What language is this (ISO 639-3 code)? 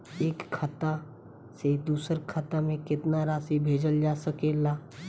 bho